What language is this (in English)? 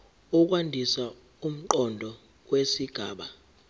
Zulu